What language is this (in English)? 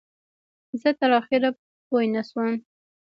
Pashto